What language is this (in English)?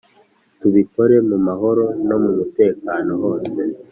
Kinyarwanda